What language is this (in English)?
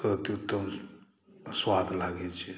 Maithili